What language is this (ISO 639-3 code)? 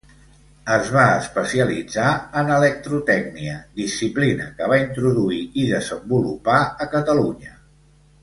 cat